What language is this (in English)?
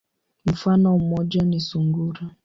Swahili